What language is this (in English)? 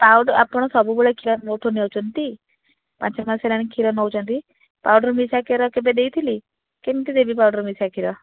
Odia